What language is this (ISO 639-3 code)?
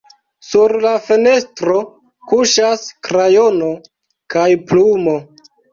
epo